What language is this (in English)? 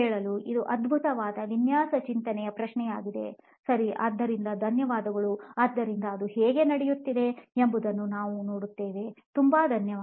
Kannada